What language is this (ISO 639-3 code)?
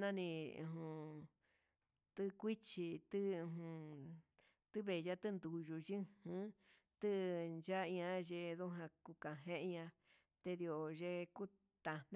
mxs